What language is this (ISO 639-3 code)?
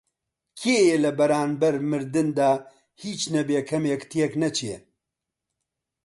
ckb